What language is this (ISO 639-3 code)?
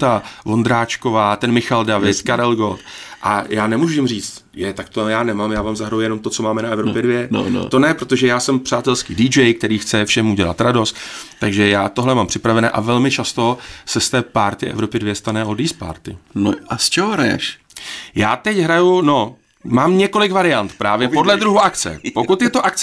ces